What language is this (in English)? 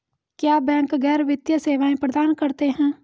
Hindi